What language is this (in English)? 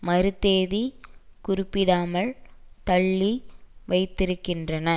Tamil